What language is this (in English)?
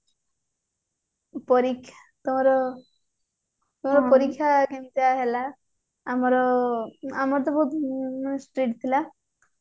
Odia